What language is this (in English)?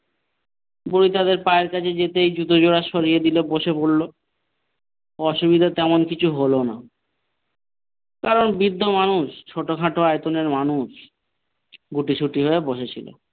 Bangla